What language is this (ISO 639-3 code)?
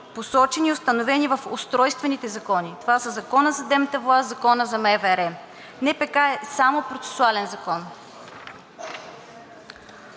bul